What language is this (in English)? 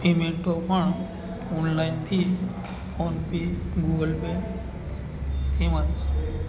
Gujarati